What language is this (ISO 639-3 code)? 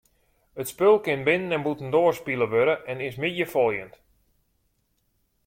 fry